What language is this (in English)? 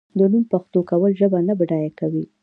Pashto